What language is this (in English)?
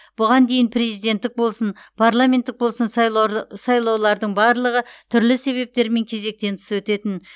Kazakh